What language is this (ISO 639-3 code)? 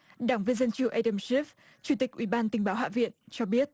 vie